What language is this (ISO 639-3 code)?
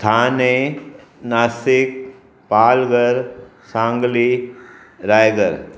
snd